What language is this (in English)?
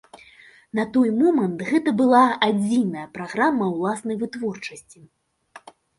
Belarusian